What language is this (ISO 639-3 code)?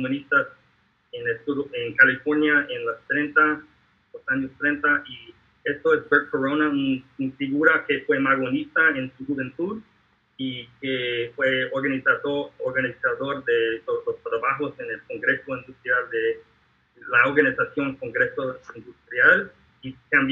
spa